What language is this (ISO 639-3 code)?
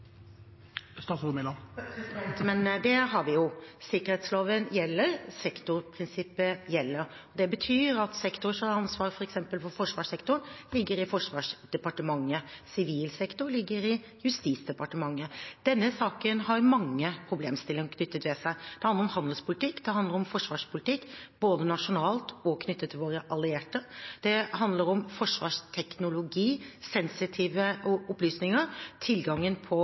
nor